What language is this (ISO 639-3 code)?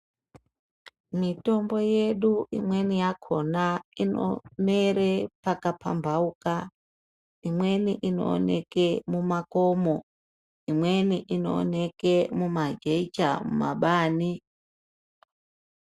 ndc